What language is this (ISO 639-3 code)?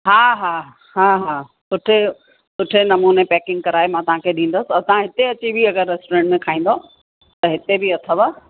snd